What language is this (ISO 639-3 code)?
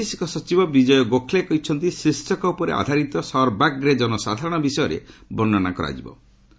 ori